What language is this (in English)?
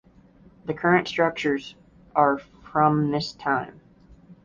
English